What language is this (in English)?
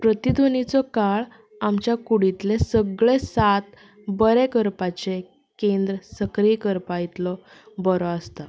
Konkani